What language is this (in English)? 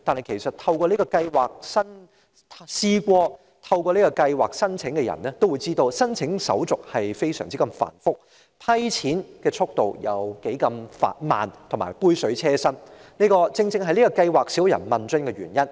Cantonese